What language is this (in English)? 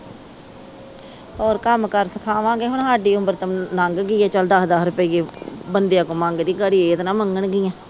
Punjabi